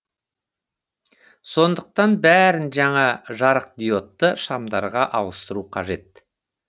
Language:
Kazakh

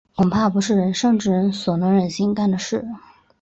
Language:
Chinese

